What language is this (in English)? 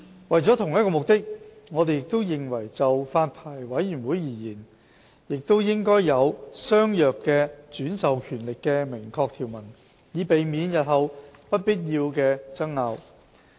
Cantonese